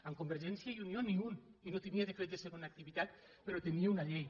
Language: Catalan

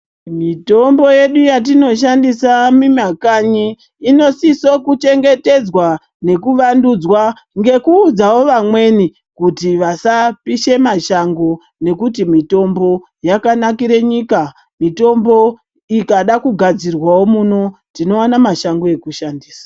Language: Ndau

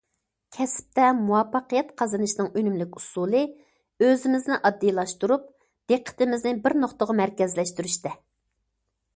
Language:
Uyghur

